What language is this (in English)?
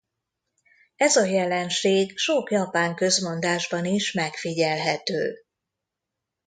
Hungarian